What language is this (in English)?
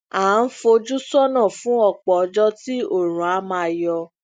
Yoruba